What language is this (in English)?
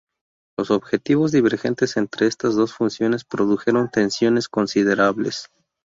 Spanish